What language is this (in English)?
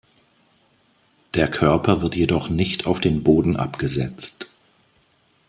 German